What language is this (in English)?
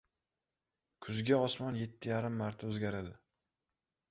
Uzbek